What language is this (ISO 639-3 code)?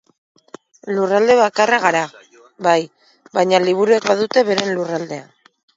eus